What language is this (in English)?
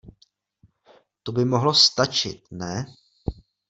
Czech